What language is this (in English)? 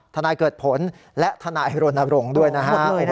Thai